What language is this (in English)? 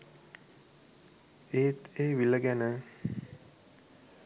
Sinhala